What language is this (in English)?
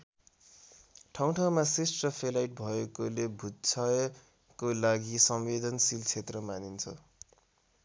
Nepali